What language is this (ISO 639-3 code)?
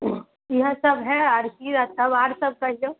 mai